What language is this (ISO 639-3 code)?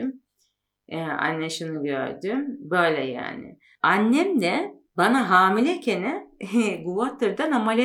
tur